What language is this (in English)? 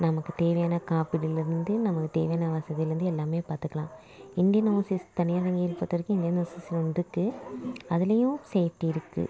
Tamil